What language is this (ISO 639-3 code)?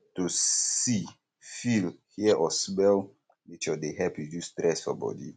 pcm